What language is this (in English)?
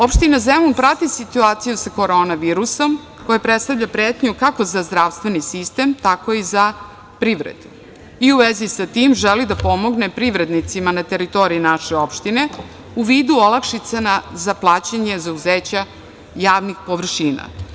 Serbian